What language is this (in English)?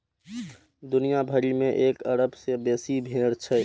Maithili